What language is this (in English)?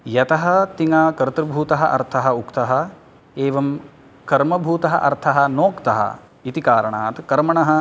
Sanskrit